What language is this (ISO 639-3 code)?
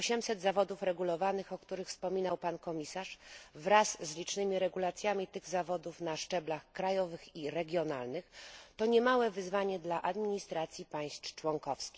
pol